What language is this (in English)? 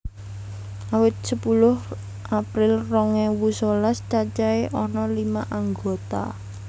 Javanese